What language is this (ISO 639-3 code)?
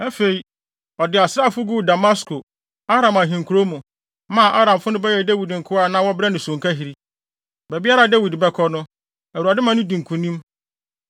aka